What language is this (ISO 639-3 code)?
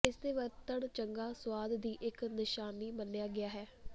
pan